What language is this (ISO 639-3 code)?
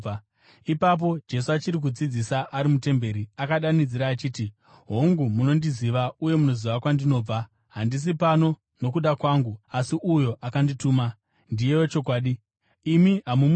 sna